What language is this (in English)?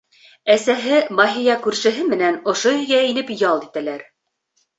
Bashkir